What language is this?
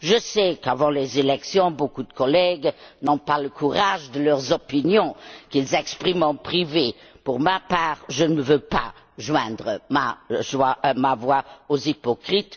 French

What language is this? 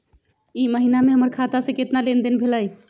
Magahi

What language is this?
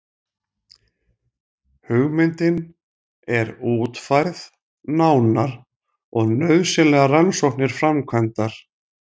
Icelandic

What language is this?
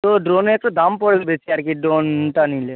Bangla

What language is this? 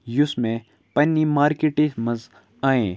Kashmiri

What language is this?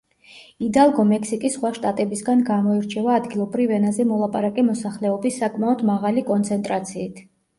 Georgian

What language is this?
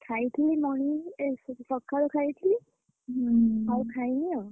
Odia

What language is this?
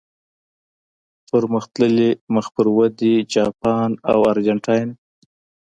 Pashto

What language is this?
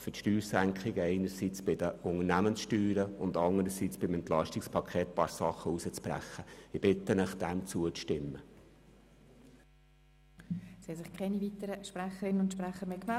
Swiss German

